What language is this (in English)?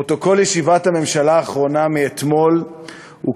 Hebrew